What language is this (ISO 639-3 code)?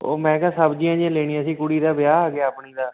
pan